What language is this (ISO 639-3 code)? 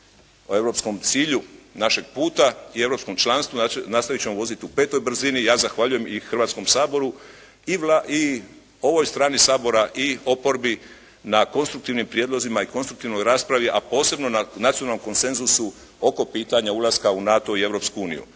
hrv